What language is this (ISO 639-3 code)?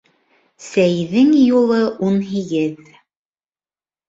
bak